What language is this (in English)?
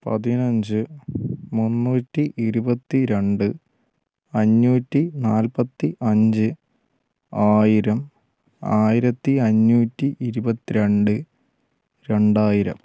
Malayalam